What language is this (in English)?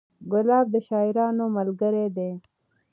Pashto